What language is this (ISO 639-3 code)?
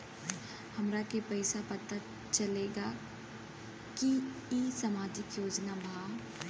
bho